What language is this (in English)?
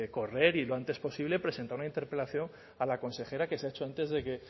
Spanish